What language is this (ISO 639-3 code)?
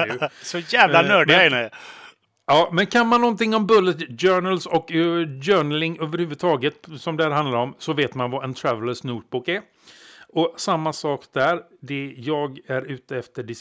swe